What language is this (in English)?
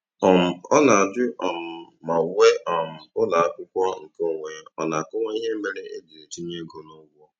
Igbo